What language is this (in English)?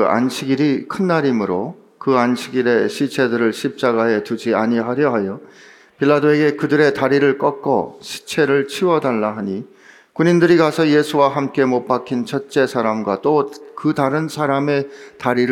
Korean